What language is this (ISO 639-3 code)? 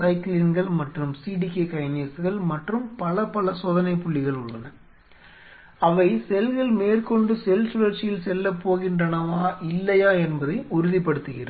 tam